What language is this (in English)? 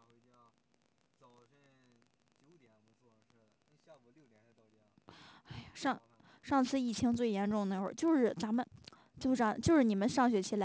Chinese